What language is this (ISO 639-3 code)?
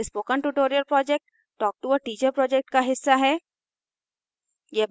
hin